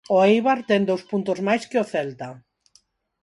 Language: Galician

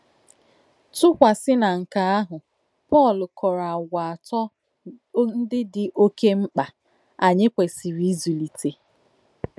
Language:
Igbo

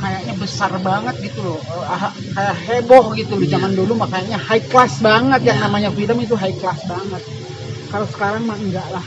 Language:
Indonesian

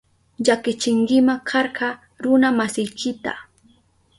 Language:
Southern Pastaza Quechua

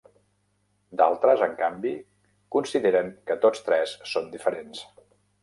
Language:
Catalan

